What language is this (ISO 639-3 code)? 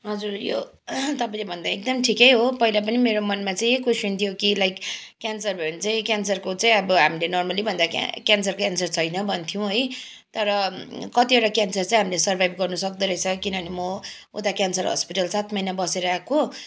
nep